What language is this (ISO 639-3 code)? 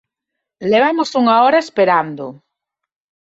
glg